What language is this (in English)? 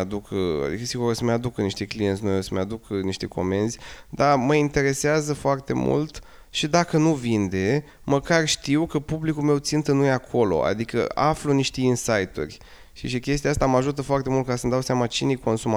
Romanian